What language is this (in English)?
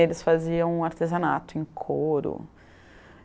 Portuguese